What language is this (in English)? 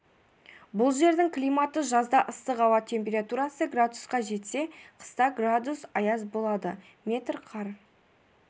Kazakh